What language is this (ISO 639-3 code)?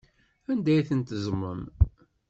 kab